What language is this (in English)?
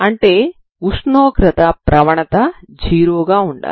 Telugu